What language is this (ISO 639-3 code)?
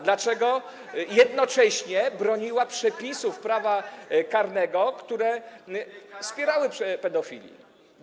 pol